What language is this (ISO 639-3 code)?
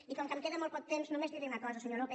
cat